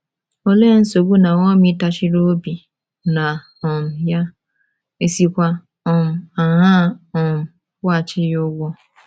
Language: Igbo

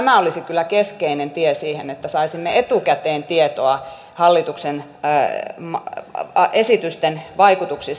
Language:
Finnish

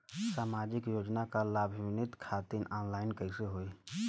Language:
Bhojpuri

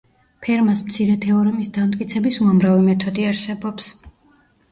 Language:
Georgian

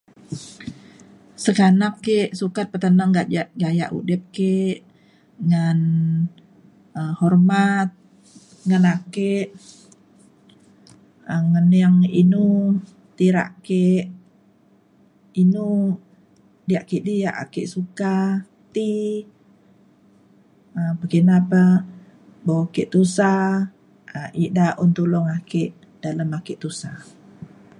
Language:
Mainstream Kenyah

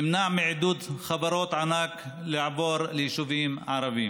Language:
Hebrew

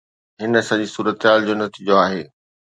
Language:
Sindhi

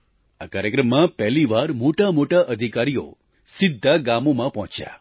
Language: Gujarati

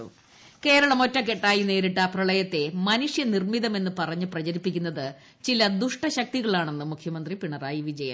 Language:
Malayalam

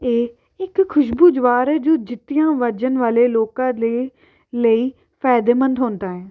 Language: Punjabi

